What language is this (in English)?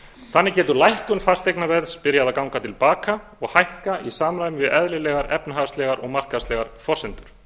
Icelandic